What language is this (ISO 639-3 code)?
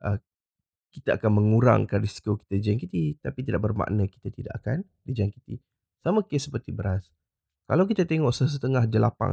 msa